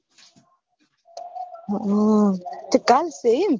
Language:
Gujarati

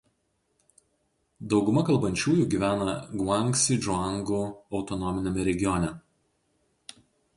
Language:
Lithuanian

